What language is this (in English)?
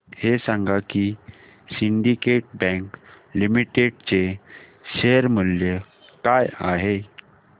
Marathi